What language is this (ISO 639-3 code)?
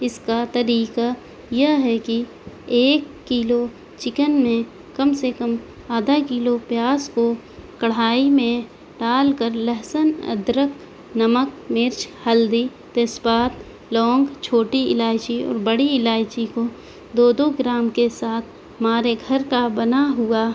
urd